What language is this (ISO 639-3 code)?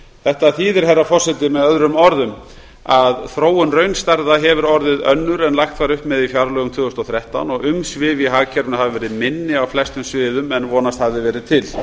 isl